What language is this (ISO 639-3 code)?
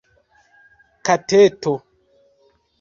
epo